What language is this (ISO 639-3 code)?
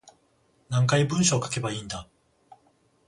jpn